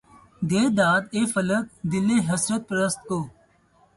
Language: Urdu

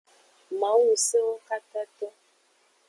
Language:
Aja (Benin)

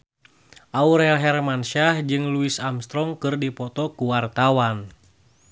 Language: Sundanese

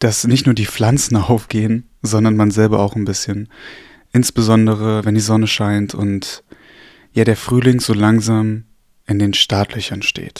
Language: German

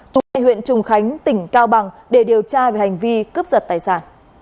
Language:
Vietnamese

